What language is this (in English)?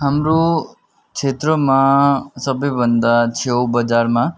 Nepali